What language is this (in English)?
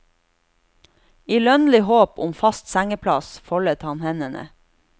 Norwegian